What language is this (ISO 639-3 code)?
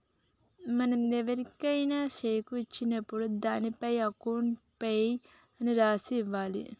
tel